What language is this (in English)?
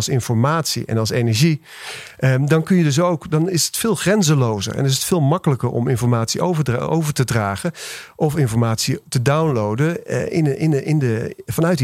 Dutch